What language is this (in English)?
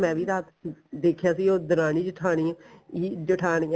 Punjabi